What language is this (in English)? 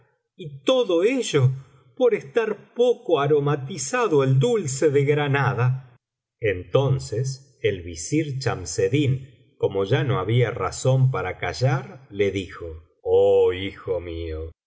Spanish